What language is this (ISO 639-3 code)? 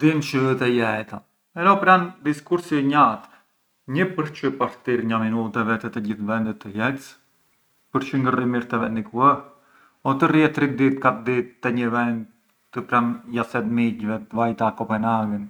aae